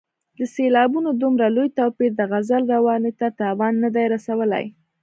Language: Pashto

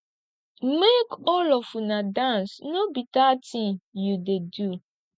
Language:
Nigerian Pidgin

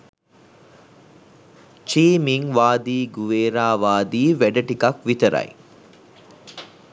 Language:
Sinhala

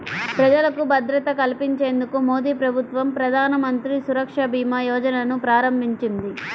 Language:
Telugu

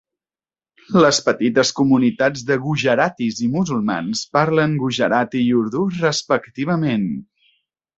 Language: Catalan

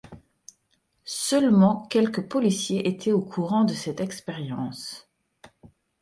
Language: French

